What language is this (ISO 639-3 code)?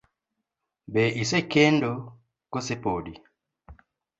luo